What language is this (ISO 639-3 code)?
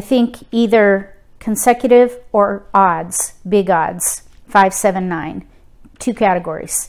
eng